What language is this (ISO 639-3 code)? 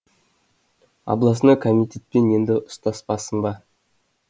kaz